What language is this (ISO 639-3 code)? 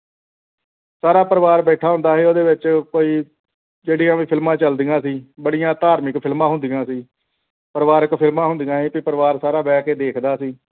pan